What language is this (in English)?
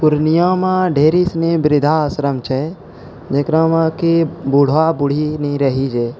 Maithili